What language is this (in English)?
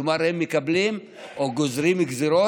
Hebrew